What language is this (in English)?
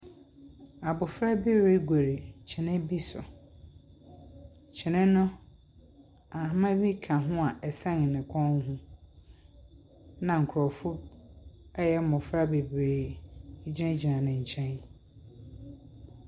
Akan